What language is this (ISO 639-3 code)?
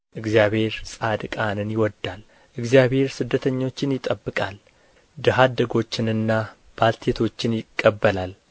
amh